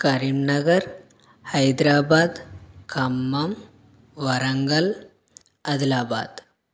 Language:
Telugu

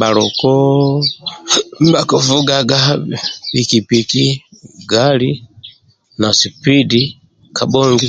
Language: Amba (Uganda)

